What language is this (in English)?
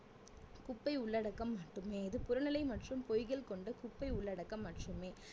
Tamil